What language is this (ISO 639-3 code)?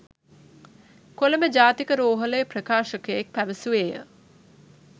sin